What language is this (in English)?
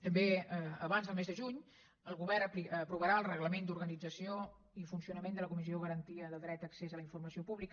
Catalan